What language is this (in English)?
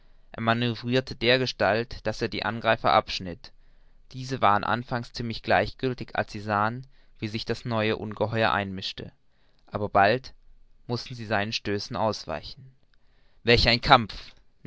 German